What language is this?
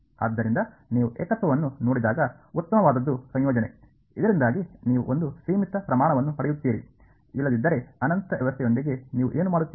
Kannada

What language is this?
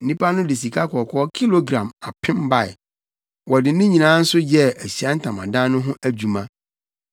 Akan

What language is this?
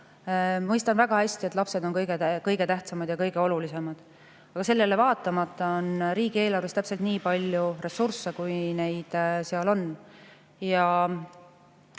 Estonian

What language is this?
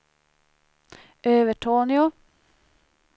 Swedish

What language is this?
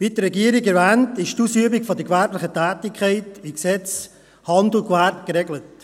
Swiss German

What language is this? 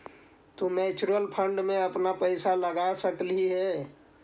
Magahi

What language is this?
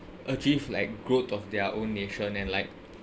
English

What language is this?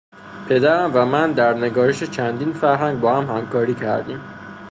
Persian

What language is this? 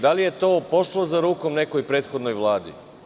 Serbian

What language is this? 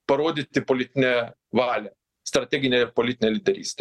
Lithuanian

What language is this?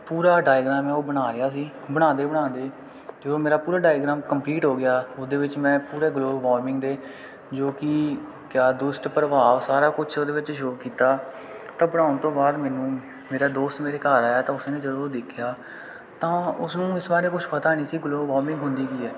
Punjabi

